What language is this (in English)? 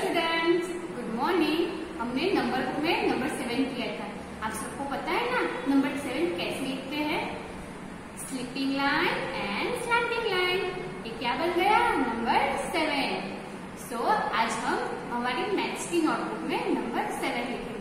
Hindi